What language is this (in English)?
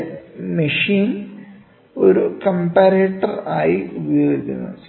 Malayalam